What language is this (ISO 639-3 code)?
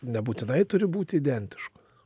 lit